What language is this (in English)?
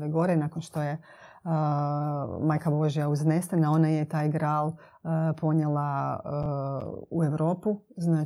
Croatian